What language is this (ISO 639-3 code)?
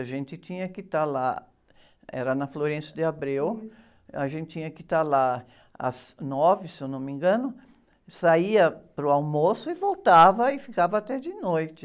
por